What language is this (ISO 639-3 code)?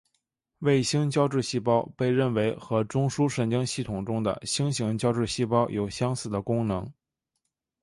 zho